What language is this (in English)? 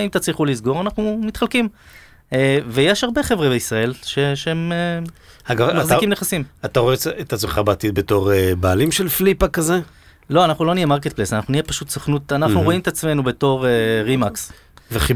Hebrew